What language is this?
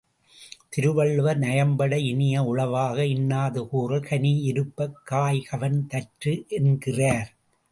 Tamil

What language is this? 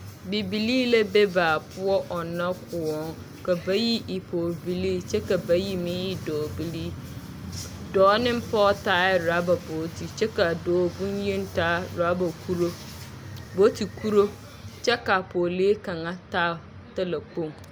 Southern Dagaare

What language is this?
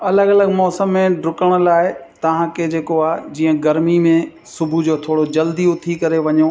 Sindhi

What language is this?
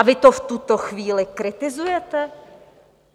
Czech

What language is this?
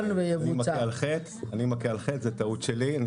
Hebrew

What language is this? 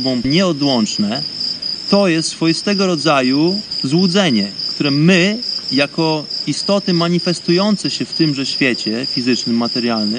Polish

